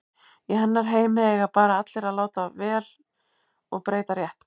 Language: Icelandic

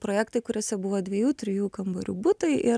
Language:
Lithuanian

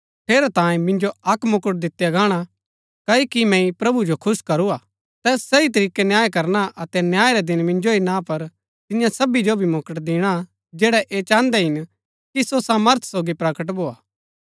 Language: Gaddi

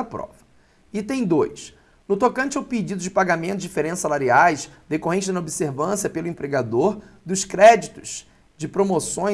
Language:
Portuguese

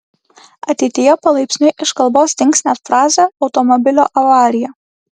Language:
Lithuanian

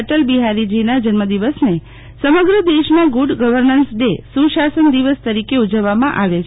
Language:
Gujarati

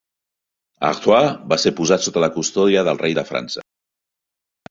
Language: Catalan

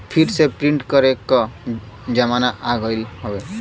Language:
Bhojpuri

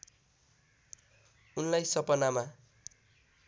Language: Nepali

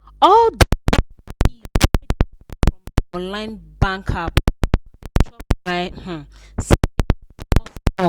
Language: Nigerian Pidgin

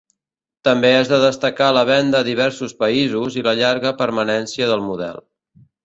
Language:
Catalan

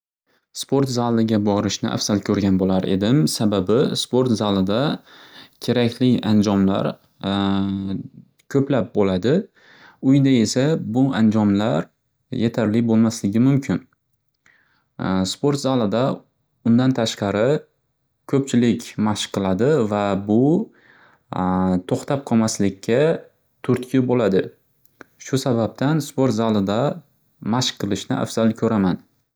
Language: Uzbek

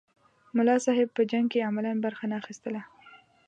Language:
Pashto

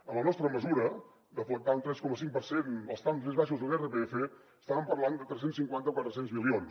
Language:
Catalan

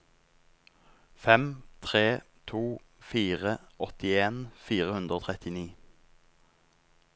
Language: Norwegian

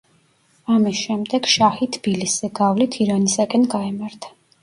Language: Georgian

